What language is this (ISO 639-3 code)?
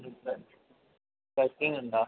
mal